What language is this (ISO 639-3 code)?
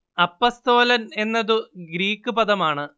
mal